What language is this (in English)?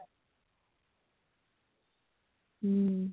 Odia